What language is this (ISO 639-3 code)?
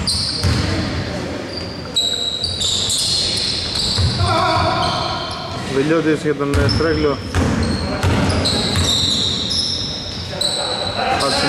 ell